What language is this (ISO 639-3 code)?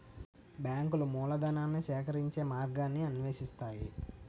tel